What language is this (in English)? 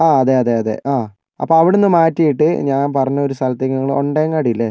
Malayalam